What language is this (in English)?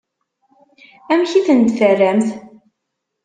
Kabyle